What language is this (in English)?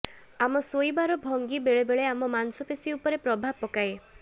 Odia